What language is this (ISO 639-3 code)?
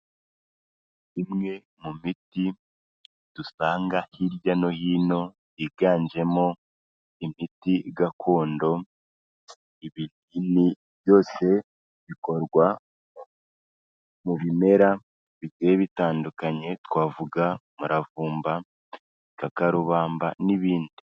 kin